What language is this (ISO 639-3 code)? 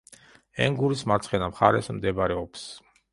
kat